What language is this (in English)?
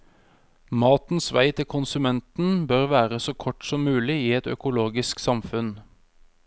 Norwegian